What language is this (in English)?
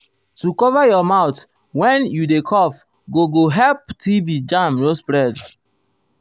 Nigerian Pidgin